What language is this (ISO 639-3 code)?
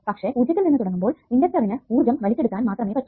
mal